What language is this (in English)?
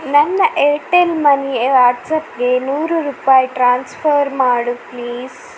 Kannada